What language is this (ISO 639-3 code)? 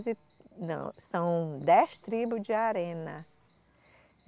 por